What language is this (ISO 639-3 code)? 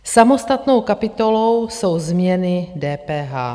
ces